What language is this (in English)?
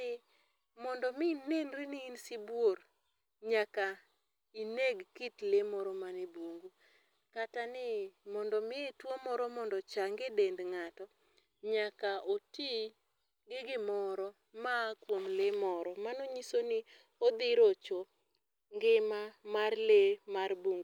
Luo (Kenya and Tanzania)